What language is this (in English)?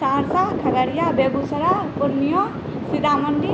Maithili